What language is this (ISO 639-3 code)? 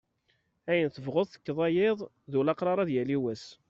kab